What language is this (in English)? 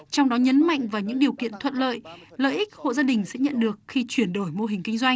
Vietnamese